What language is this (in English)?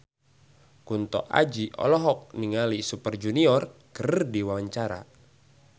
Sundanese